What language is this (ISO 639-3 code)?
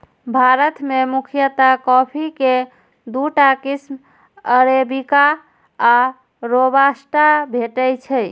mai